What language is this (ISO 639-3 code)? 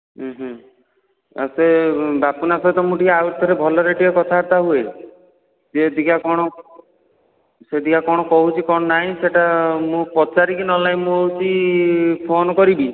ori